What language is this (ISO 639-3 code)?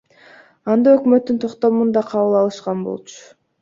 kir